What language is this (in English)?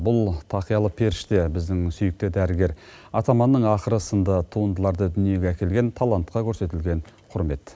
Kazakh